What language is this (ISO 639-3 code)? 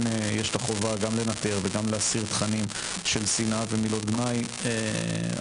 heb